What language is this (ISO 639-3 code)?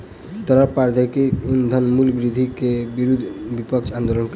mai